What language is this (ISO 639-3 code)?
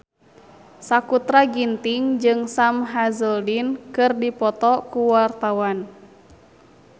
sun